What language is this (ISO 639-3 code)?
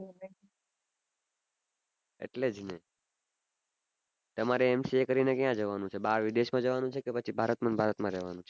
guj